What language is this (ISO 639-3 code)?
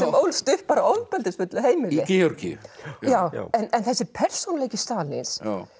isl